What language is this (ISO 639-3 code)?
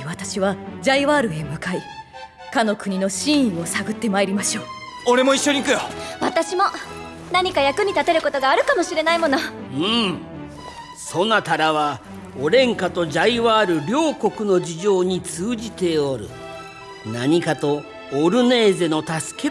jpn